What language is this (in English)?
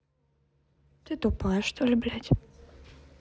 Russian